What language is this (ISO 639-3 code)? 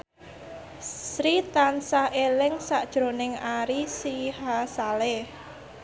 jav